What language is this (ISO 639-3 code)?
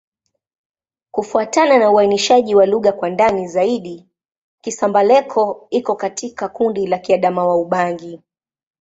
swa